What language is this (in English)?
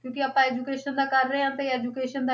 Punjabi